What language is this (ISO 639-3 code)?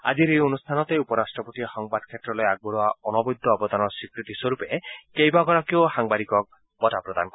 asm